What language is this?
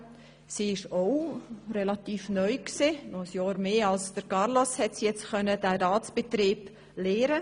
Swiss German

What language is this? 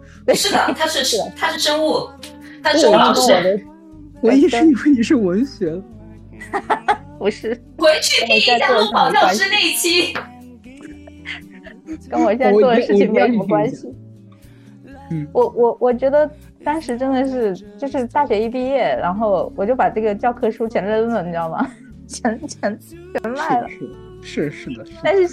Chinese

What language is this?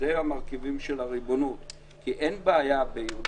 Hebrew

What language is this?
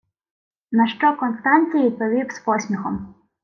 Ukrainian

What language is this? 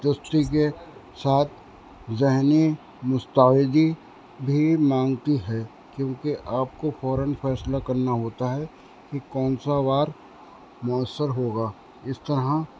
Urdu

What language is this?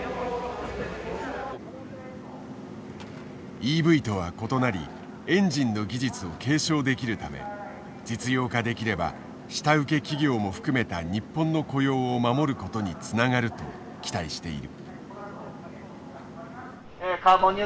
Japanese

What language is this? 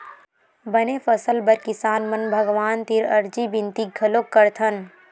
Chhattisgarhi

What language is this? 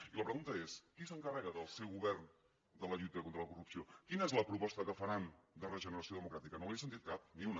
Catalan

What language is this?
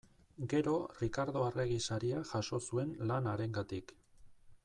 Basque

